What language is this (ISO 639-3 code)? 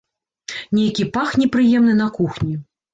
bel